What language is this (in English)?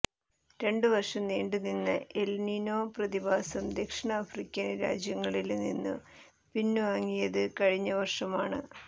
Malayalam